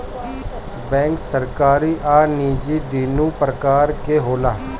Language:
Bhojpuri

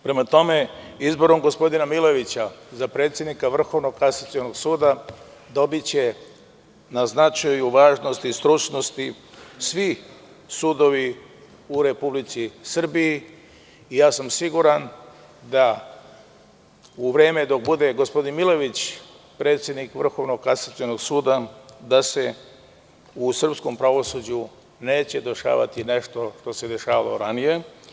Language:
Serbian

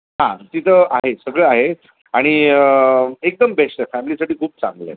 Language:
Marathi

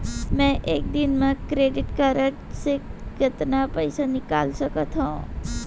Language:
Chhattisgarhi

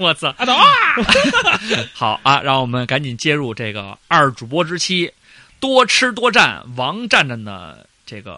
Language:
Chinese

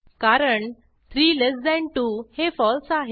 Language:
Marathi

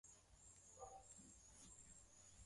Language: Swahili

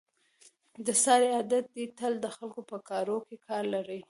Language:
Pashto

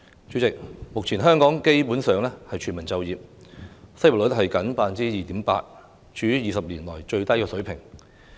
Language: Cantonese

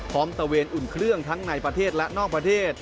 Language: Thai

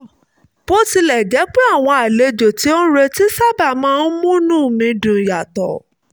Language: Yoruba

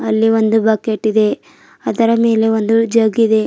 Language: Kannada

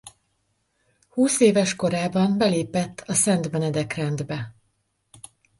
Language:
Hungarian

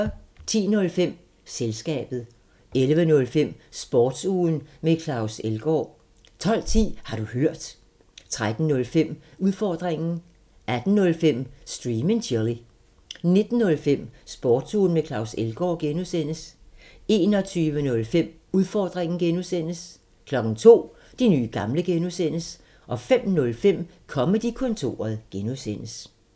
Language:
Danish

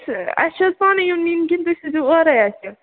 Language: Kashmiri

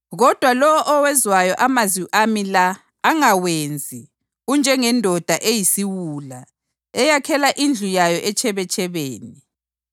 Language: North Ndebele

